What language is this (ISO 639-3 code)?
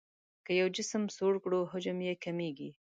pus